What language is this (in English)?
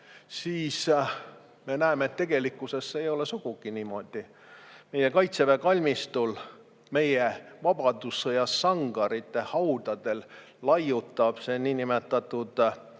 Estonian